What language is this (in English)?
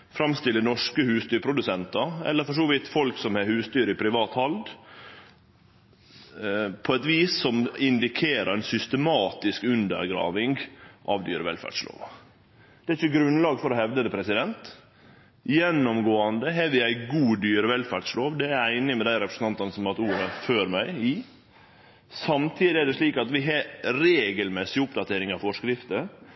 Norwegian Nynorsk